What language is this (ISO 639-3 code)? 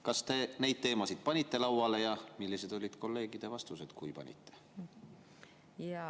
est